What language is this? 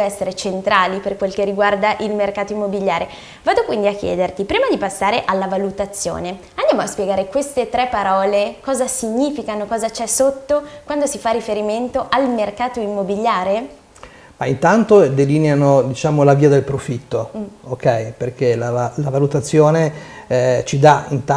Italian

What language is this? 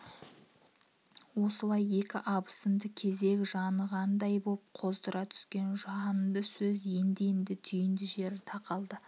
Kazakh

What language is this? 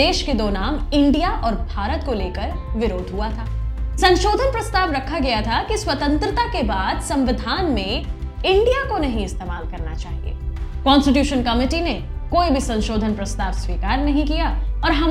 Hindi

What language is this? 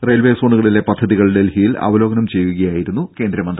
Malayalam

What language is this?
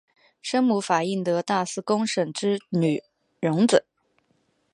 Chinese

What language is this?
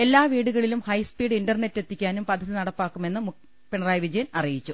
Malayalam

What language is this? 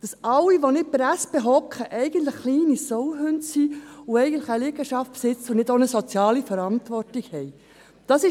Swiss German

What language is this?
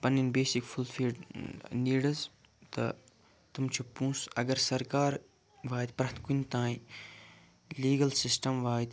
Kashmiri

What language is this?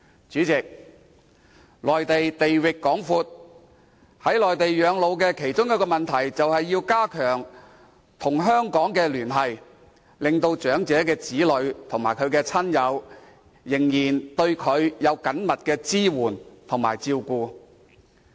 Cantonese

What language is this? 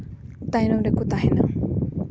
Santali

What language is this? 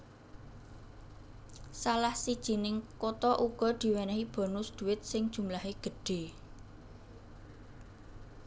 Javanese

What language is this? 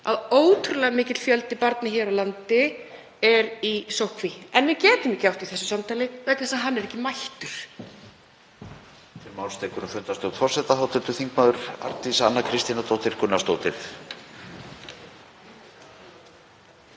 Icelandic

